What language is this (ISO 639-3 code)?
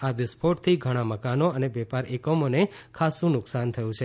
guj